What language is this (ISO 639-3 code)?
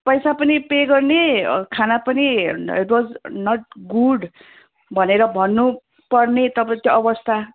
nep